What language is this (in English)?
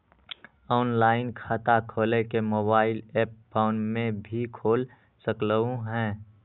Magahi